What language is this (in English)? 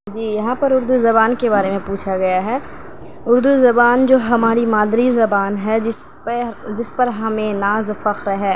Urdu